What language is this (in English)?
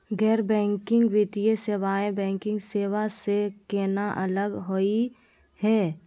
Magahi